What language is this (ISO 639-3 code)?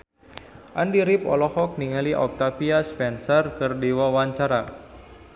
sun